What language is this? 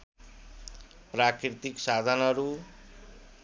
Nepali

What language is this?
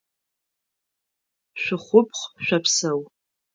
Adyghe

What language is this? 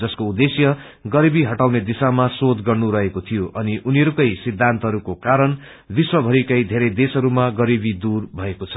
Nepali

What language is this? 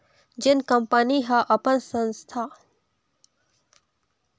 Chhattisgarhi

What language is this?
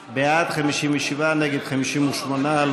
Hebrew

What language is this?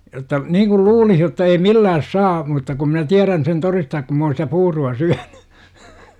Finnish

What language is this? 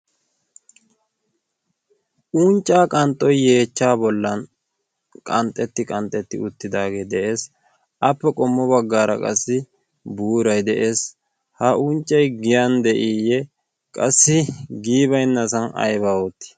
Wolaytta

